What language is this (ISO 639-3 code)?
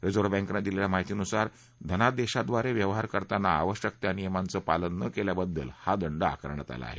mar